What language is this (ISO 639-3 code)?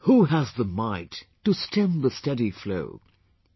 eng